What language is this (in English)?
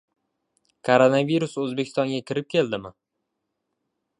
Uzbek